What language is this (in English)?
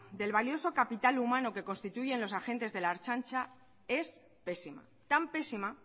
Spanish